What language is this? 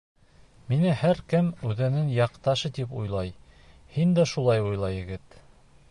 Bashkir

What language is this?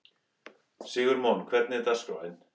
Icelandic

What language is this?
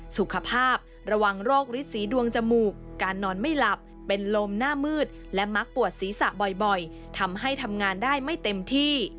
Thai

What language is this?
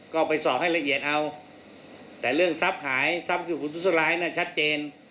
Thai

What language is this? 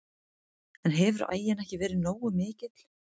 Icelandic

